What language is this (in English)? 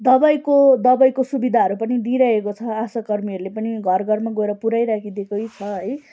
Nepali